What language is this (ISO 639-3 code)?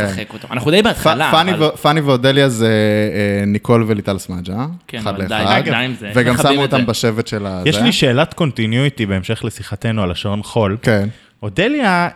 heb